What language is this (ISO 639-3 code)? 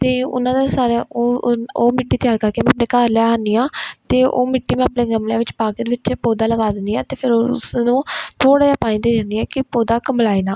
pan